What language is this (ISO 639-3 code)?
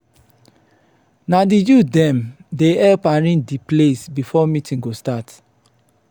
pcm